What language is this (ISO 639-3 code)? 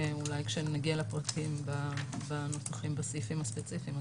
heb